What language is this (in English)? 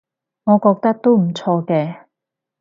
Cantonese